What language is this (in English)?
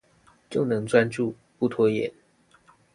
Chinese